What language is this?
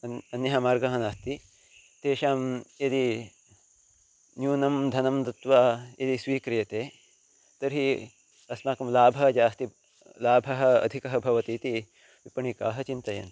Sanskrit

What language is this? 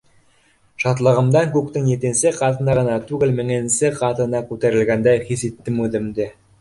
Bashkir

